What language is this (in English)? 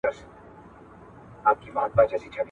Pashto